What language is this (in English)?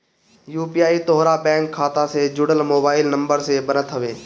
Bhojpuri